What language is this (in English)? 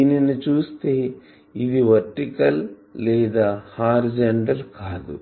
Telugu